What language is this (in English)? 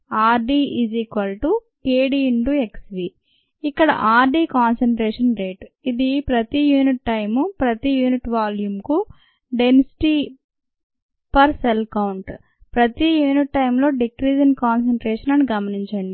Telugu